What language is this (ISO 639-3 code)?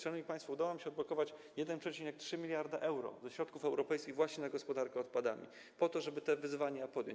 pol